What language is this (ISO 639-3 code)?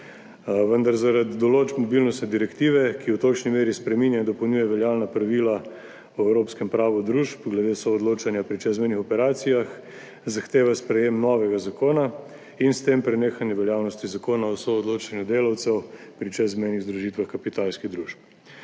slv